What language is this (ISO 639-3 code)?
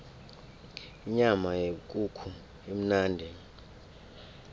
nbl